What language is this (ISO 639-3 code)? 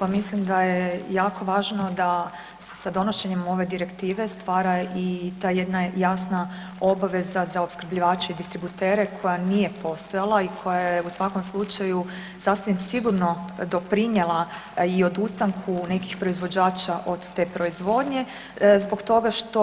hrv